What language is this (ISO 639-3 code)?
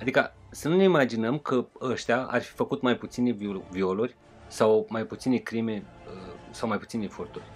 ron